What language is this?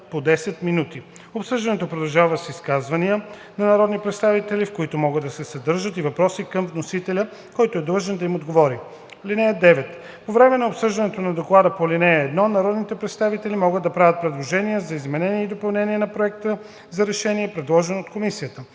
Bulgarian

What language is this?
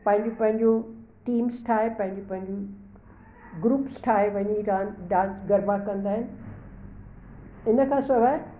Sindhi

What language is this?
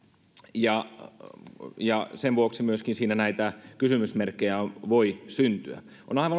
Finnish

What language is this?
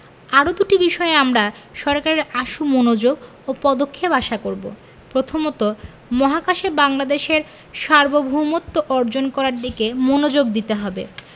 Bangla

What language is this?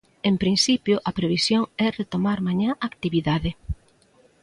Galician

